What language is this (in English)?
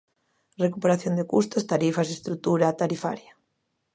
Galician